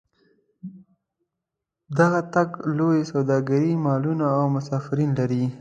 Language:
Pashto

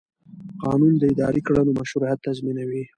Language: Pashto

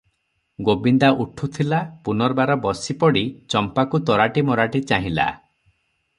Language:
Odia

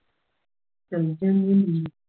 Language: Punjabi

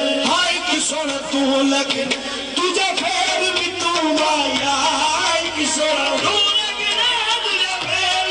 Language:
Arabic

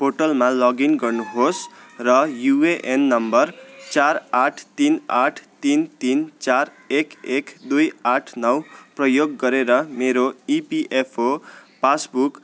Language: Nepali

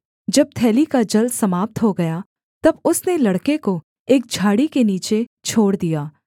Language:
Hindi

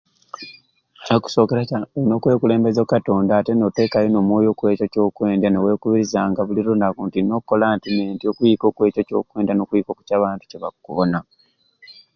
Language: Ruuli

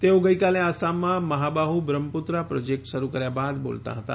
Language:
Gujarati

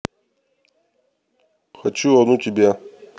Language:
Russian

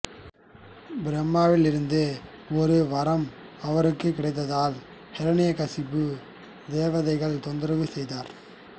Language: Tamil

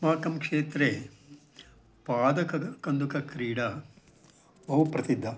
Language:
Sanskrit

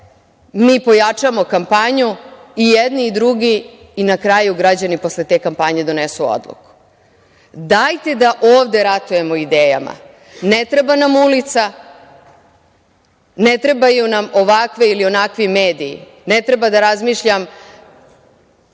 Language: Serbian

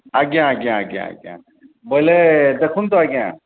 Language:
Odia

